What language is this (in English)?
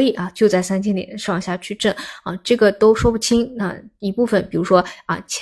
Chinese